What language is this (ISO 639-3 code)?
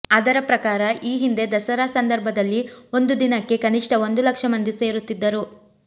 kan